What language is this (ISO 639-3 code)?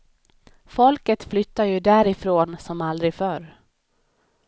swe